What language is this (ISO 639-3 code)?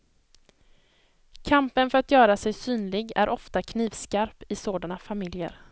swe